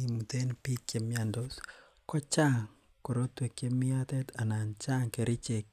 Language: Kalenjin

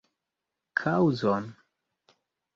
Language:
Esperanto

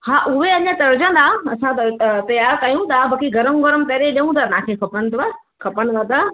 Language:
Sindhi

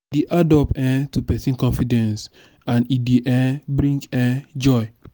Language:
Nigerian Pidgin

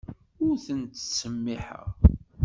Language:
Kabyle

